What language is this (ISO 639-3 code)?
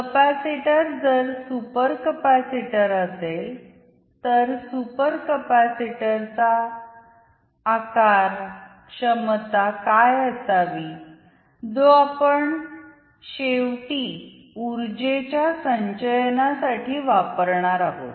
mar